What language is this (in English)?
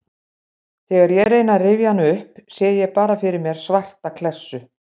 Icelandic